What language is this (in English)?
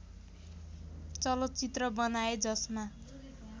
Nepali